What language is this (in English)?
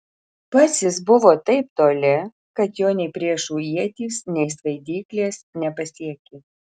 Lithuanian